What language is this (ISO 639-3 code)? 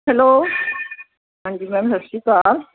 pan